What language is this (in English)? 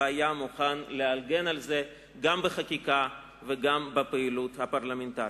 Hebrew